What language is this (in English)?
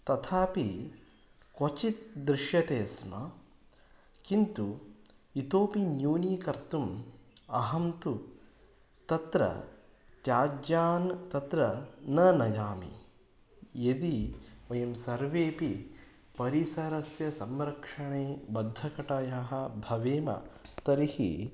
Sanskrit